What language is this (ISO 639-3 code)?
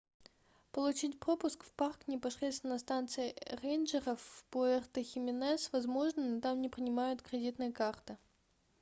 rus